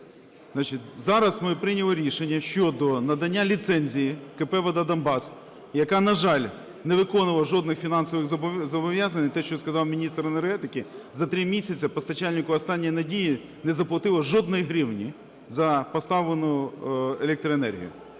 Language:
Ukrainian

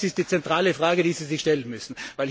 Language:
German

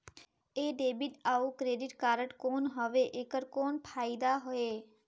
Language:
Chhattisgarhi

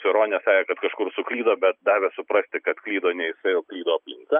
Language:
Lithuanian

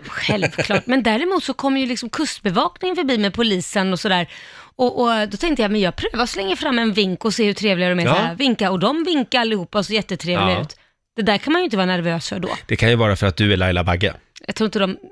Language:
Swedish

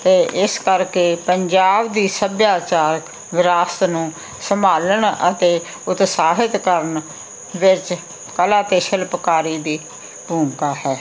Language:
Punjabi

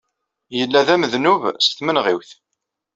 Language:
Kabyle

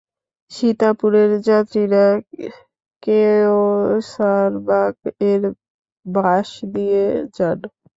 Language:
Bangla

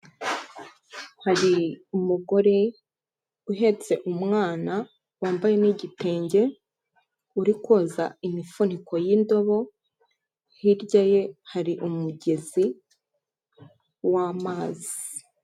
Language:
Kinyarwanda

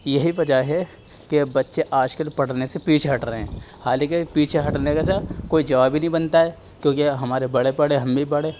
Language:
Urdu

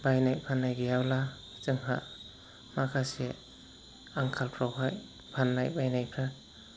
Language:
Bodo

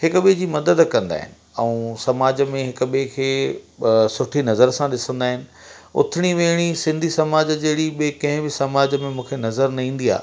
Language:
Sindhi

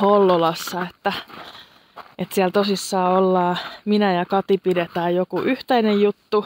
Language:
Finnish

